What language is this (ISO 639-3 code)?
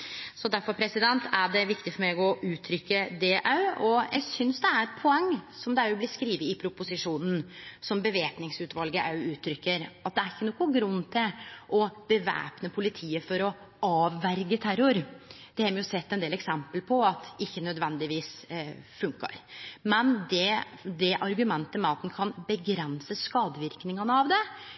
nno